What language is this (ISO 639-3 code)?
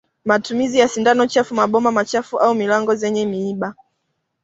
swa